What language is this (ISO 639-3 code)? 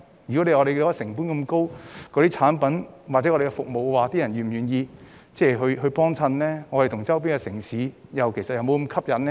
yue